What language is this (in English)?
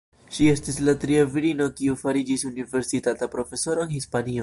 Esperanto